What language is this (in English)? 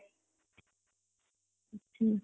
Odia